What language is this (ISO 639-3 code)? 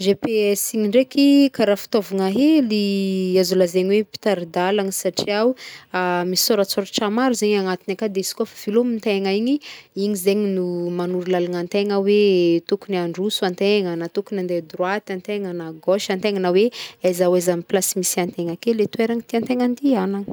bmm